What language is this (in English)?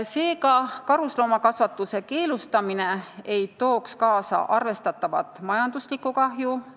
Estonian